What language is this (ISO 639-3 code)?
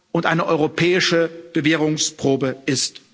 deu